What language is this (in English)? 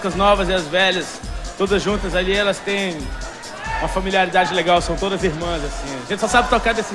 Portuguese